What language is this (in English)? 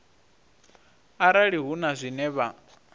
Venda